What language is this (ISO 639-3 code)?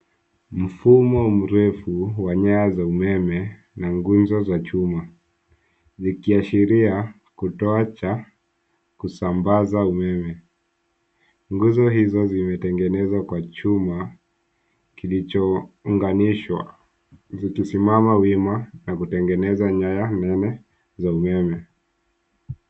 swa